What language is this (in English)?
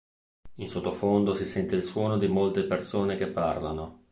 Italian